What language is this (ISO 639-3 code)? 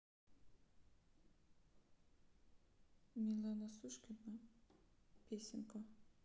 rus